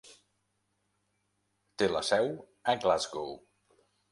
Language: Catalan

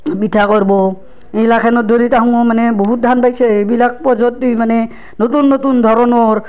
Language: Assamese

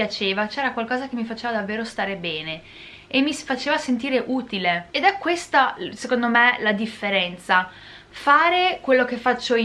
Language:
Italian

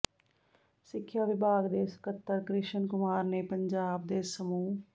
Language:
Punjabi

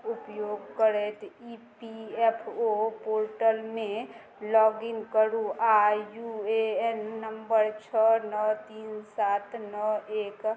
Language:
Maithili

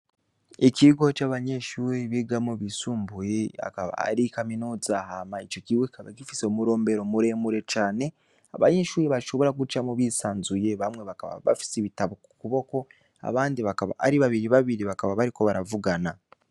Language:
Rundi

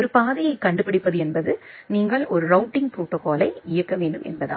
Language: Tamil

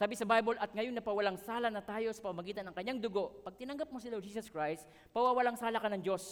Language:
Filipino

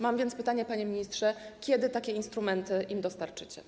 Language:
Polish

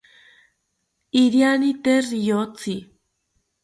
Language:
South Ucayali Ashéninka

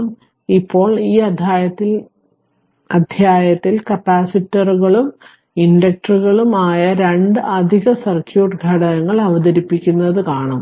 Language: Malayalam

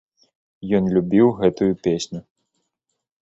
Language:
Belarusian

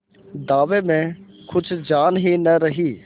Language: Hindi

